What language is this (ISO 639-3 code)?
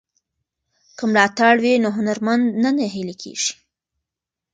pus